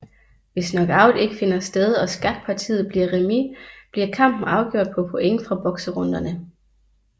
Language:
Danish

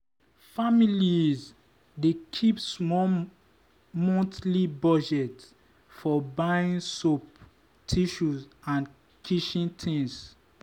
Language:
Nigerian Pidgin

